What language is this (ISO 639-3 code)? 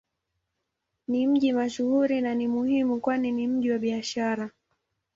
swa